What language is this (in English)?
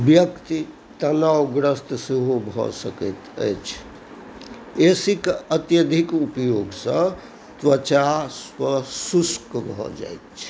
Maithili